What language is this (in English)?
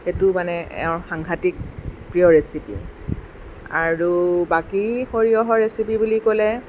Assamese